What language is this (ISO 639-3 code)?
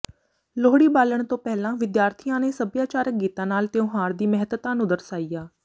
pan